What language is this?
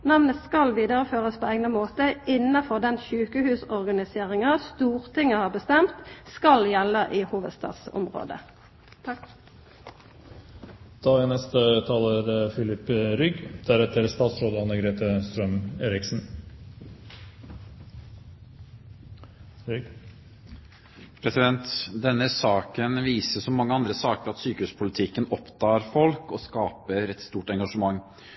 Norwegian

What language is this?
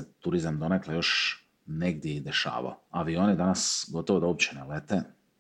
Croatian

